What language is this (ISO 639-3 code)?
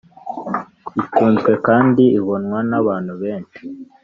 kin